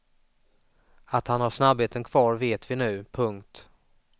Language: Swedish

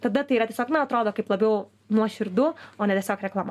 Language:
Lithuanian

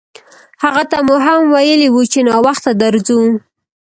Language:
Pashto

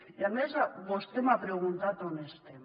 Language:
Catalan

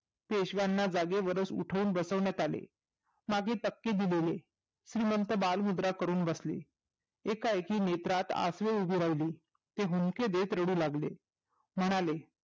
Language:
Marathi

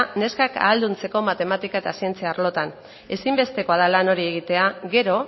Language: Basque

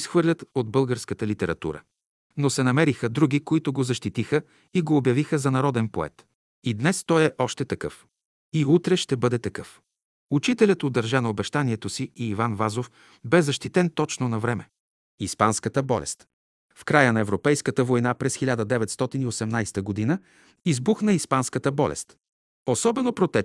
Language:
Bulgarian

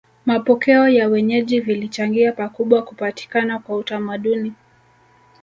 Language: Swahili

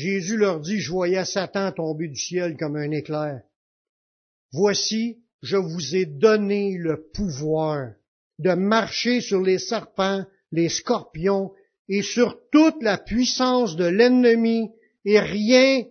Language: French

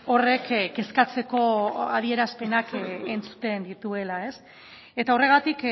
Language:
Basque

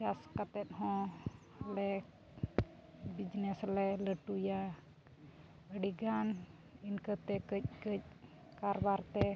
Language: Santali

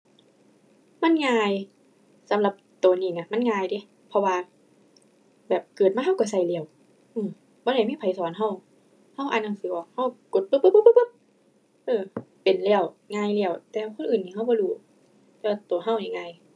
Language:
Thai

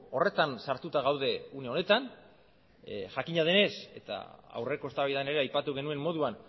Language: Basque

